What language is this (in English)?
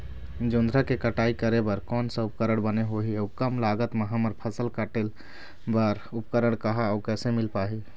Chhattisgarhi